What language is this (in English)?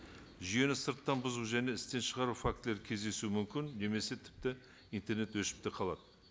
Kazakh